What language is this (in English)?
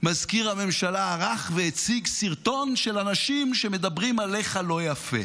Hebrew